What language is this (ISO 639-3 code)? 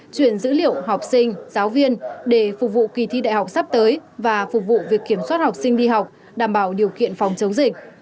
vie